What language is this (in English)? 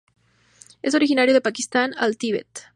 Spanish